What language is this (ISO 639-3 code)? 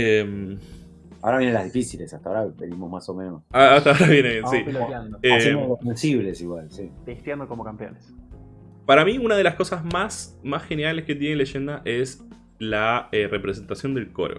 spa